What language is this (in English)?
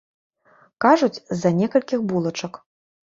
Belarusian